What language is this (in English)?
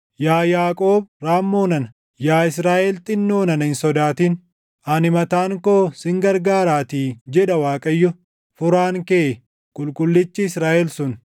Oromo